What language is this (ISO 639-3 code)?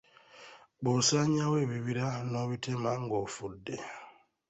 lug